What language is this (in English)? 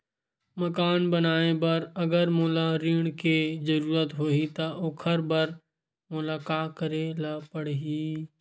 Chhattisgarhi